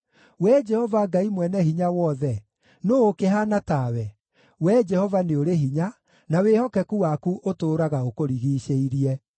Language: Kikuyu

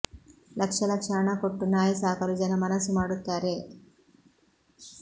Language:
Kannada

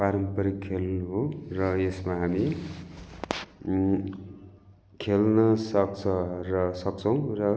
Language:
Nepali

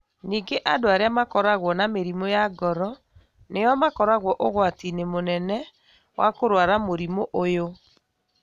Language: Kikuyu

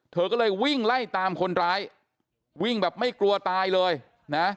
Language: Thai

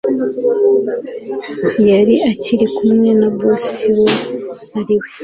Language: Kinyarwanda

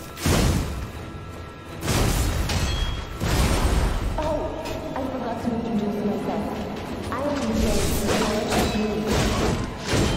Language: Korean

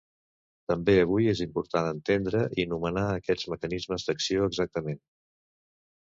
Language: Catalan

